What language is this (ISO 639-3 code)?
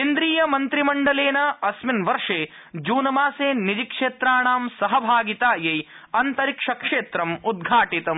san